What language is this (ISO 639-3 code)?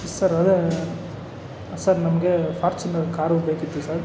kan